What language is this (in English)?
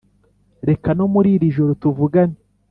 Kinyarwanda